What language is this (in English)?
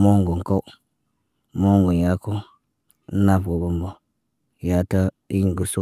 Naba